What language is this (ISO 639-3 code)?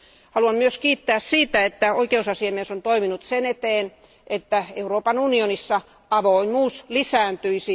fin